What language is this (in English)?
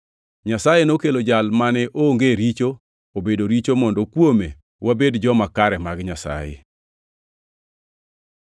Luo (Kenya and Tanzania)